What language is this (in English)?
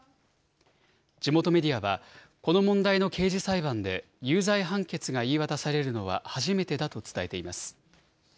Japanese